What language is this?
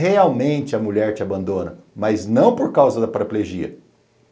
Portuguese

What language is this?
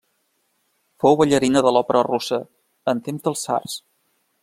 Catalan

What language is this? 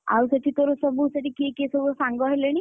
Odia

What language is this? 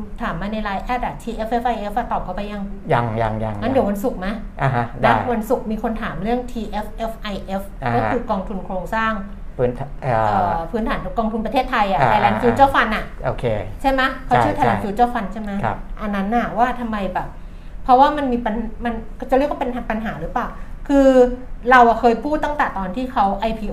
Thai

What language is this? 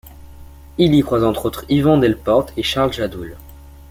French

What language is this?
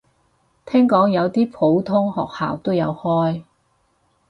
Cantonese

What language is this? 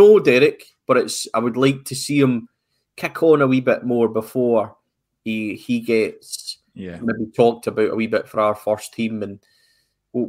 English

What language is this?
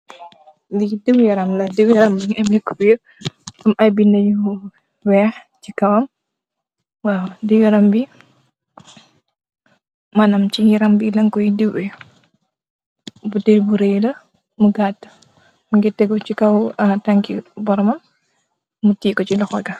Wolof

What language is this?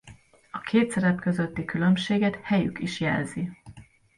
Hungarian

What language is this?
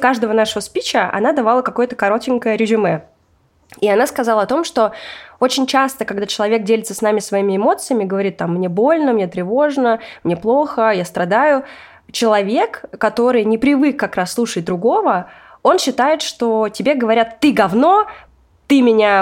Russian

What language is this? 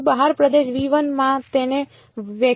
Gujarati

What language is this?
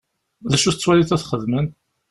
Kabyle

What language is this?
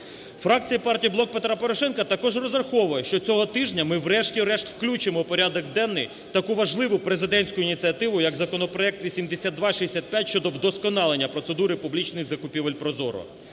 Ukrainian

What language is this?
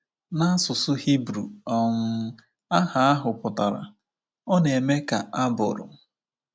Igbo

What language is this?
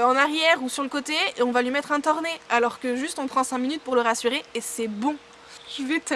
French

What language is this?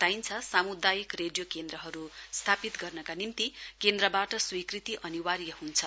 Nepali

